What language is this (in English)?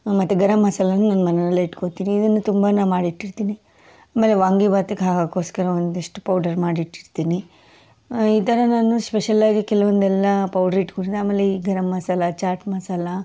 Kannada